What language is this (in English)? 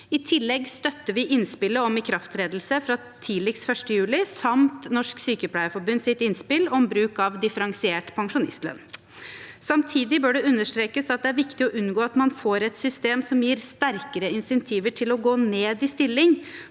Norwegian